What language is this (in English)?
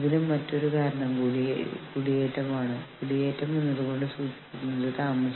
Malayalam